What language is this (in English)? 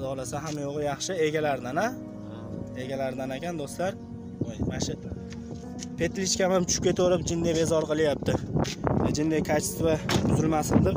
Turkish